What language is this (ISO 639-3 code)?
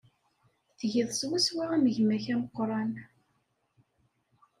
kab